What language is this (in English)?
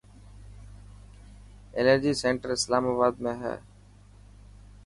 Dhatki